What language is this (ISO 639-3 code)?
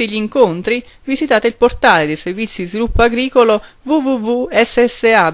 ita